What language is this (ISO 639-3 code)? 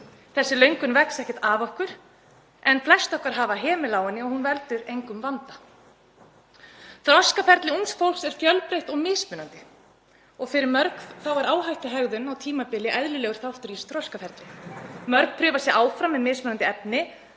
isl